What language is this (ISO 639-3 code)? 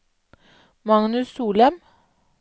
nor